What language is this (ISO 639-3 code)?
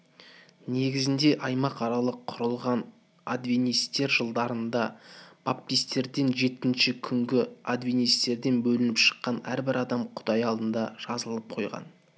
kaz